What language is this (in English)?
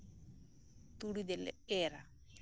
Santali